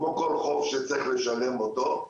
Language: Hebrew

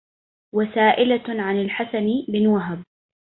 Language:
Arabic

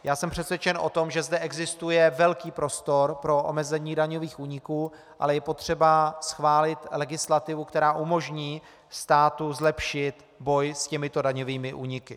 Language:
Czech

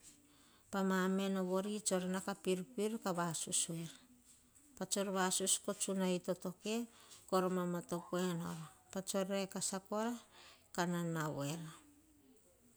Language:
Hahon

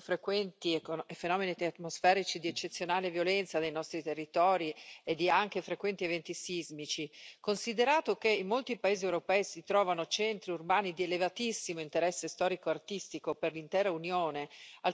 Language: Italian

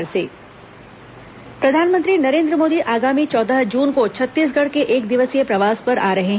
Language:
Hindi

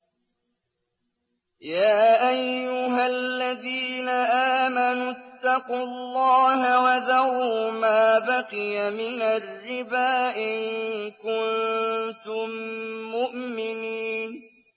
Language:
Arabic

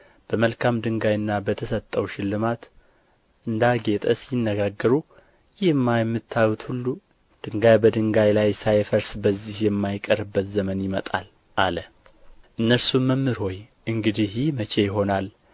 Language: Amharic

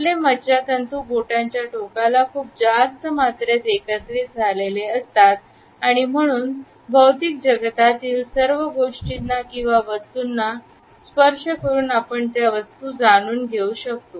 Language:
Marathi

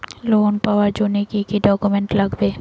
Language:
Bangla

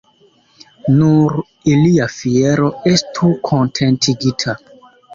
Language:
Esperanto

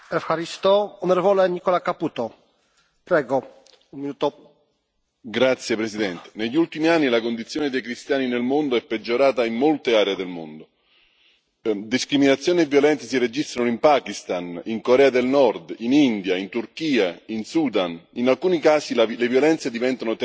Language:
Italian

